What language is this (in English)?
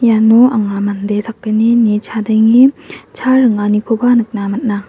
Garo